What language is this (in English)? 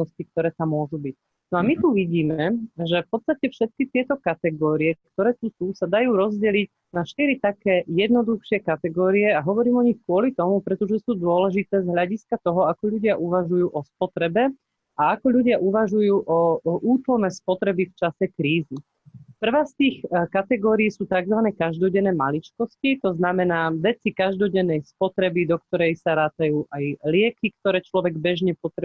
Slovak